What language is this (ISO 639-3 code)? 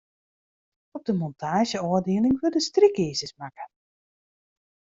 fry